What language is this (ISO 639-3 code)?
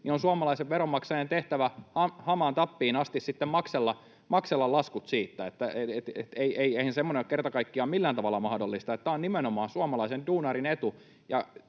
fin